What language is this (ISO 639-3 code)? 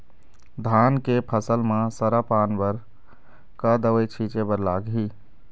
hne